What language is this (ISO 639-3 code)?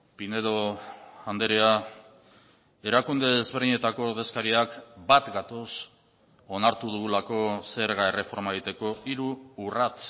eus